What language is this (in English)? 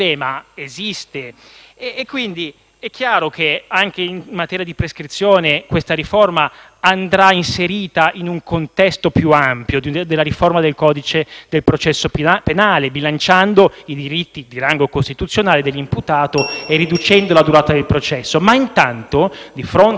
Italian